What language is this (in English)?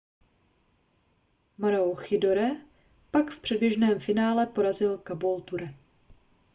Czech